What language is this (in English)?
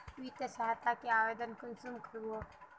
Magahi